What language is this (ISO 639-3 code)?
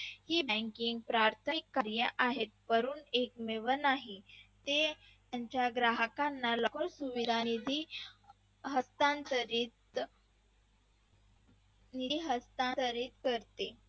mar